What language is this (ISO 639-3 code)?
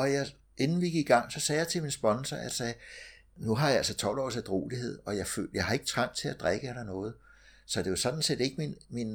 dan